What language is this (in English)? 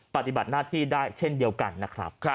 Thai